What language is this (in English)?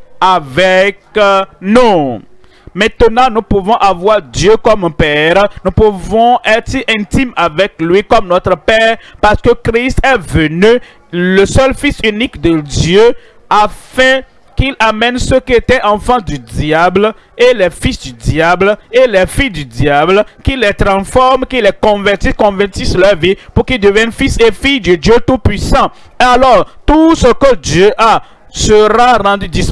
French